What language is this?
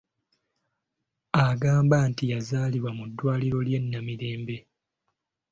Ganda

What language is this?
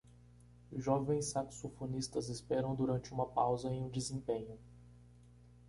Portuguese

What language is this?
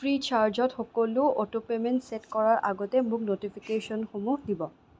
Assamese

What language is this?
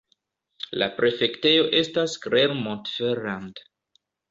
Esperanto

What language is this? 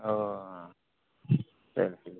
Urdu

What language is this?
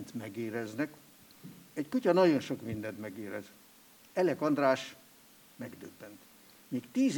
Hungarian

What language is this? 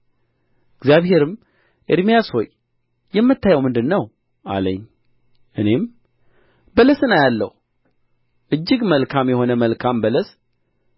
Amharic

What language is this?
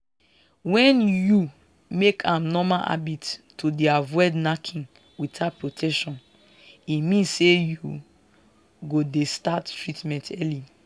Nigerian Pidgin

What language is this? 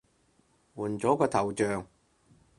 Cantonese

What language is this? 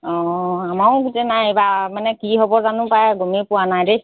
Assamese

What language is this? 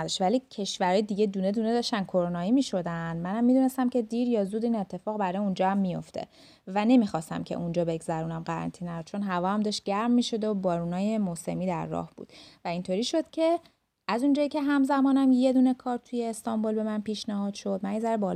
Persian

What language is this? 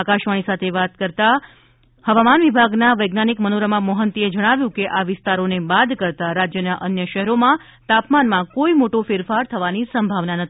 Gujarati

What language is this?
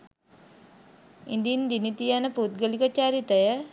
Sinhala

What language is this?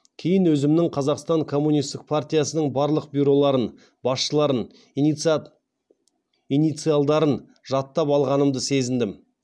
Kazakh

